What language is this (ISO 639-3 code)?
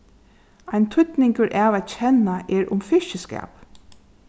fao